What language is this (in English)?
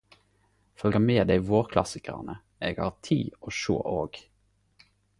Norwegian Nynorsk